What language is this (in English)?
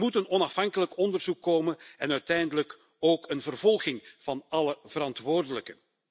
Dutch